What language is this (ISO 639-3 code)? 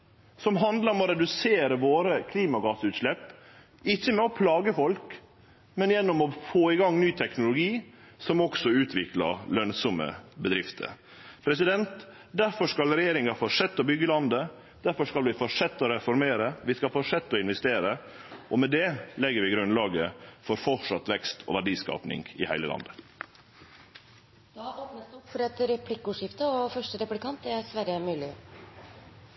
nor